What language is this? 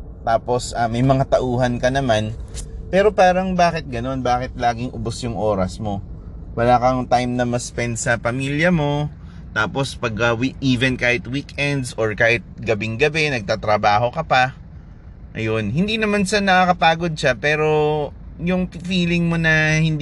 Filipino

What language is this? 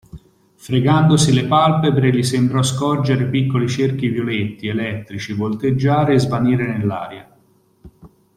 Italian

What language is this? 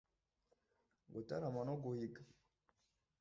Kinyarwanda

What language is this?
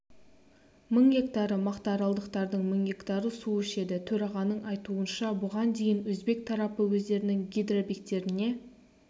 Kazakh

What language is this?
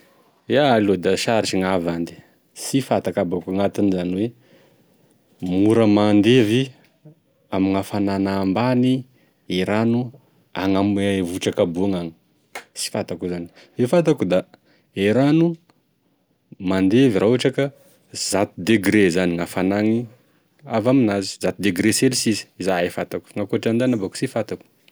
Tesaka Malagasy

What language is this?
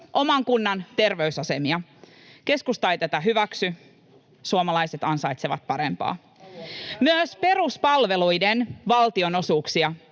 Finnish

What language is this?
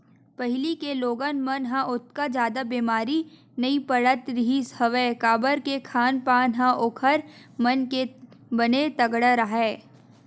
Chhattisgarhi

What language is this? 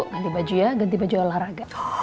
Indonesian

